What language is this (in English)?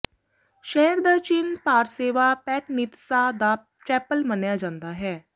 Punjabi